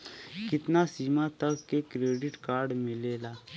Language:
Bhojpuri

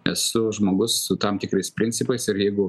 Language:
Lithuanian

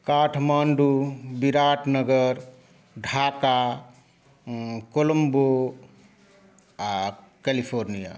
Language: Maithili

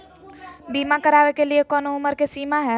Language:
Magahi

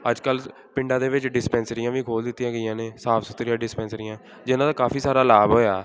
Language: Punjabi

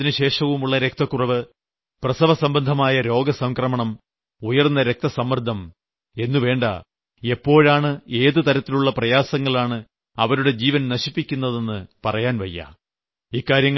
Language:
Malayalam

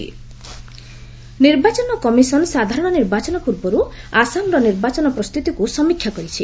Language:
Odia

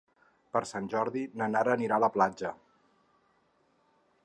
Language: Catalan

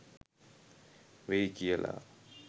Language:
Sinhala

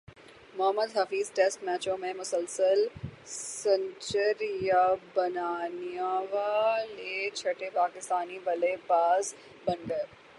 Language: Urdu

